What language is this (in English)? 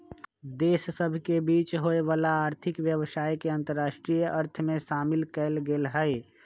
Magahi